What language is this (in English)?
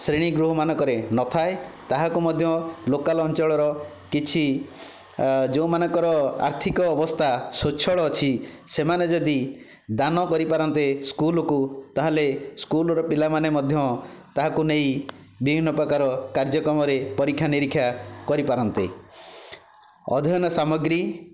Odia